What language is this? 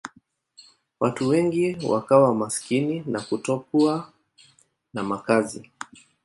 Swahili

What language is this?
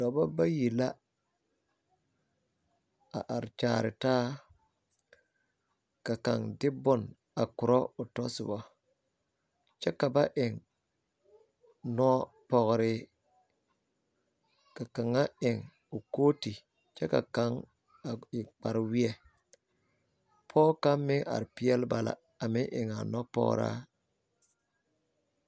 Southern Dagaare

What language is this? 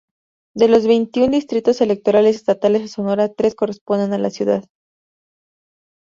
Spanish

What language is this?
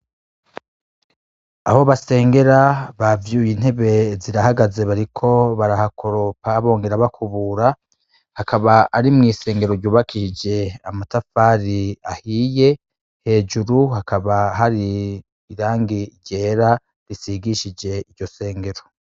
Rundi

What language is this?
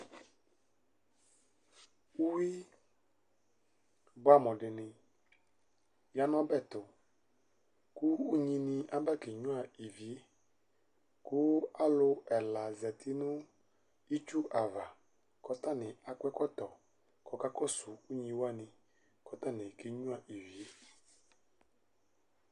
Ikposo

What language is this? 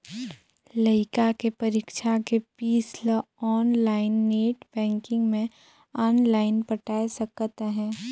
Chhattisgarhi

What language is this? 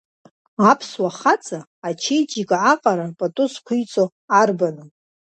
Abkhazian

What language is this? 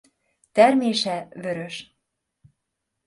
Hungarian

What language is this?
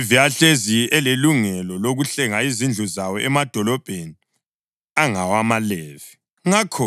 North Ndebele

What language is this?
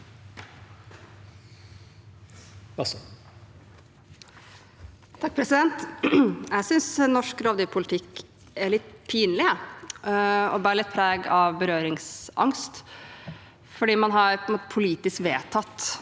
Norwegian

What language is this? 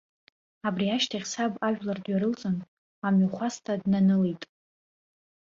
Abkhazian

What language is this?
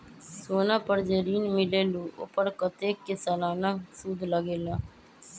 Magahi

